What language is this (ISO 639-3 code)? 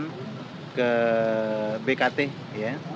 ind